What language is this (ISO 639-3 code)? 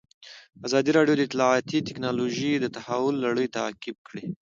pus